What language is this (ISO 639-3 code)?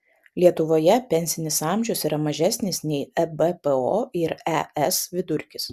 lit